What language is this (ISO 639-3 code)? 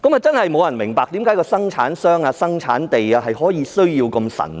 yue